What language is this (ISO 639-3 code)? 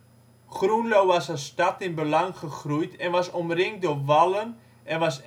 nld